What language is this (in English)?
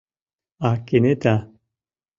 Mari